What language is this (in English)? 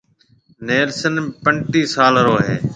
Marwari (Pakistan)